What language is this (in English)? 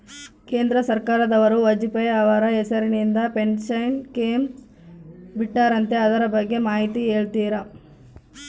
Kannada